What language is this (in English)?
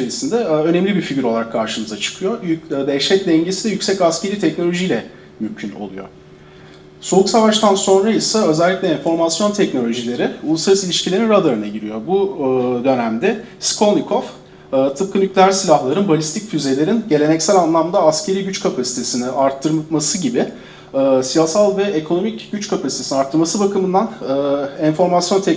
Turkish